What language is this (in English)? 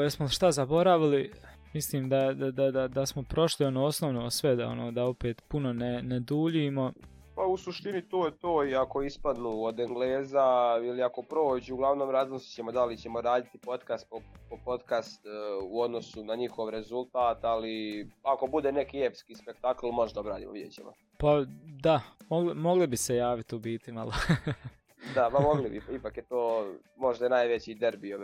Croatian